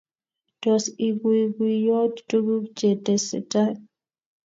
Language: Kalenjin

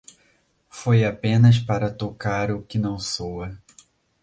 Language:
Portuguese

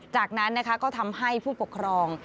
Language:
Thai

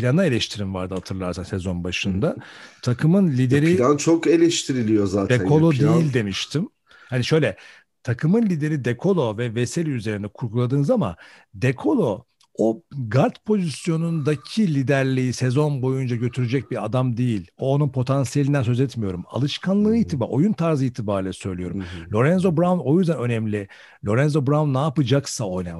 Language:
Turkish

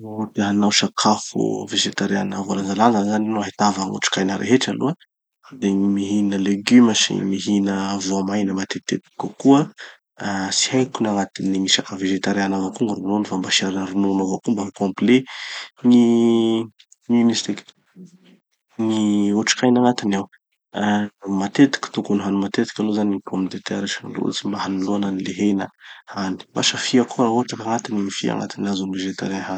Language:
Tanosy Malagasy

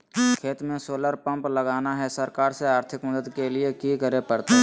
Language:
Magahi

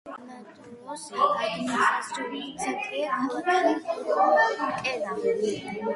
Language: Georgian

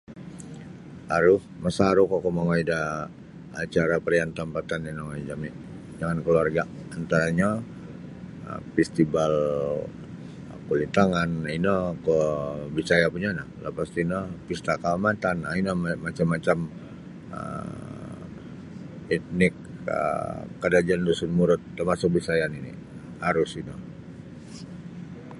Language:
Sabah Bisaya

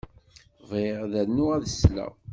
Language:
Kabyle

